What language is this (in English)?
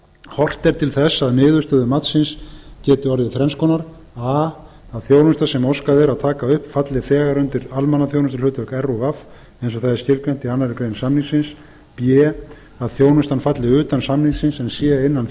Icelandic